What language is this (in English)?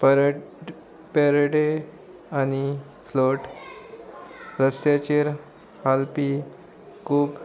Konkani